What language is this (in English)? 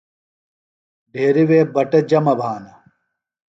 Phalura